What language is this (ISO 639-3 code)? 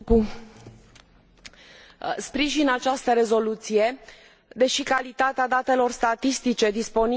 ron